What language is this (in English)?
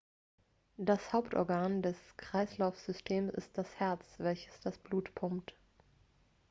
German